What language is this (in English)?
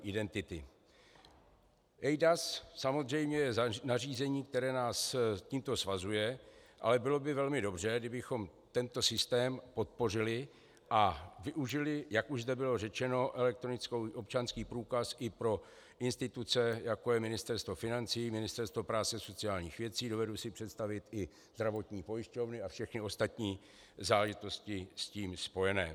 Czech